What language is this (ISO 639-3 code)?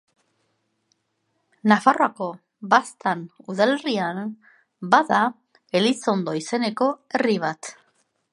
eus